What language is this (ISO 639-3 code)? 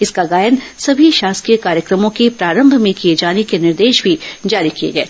hin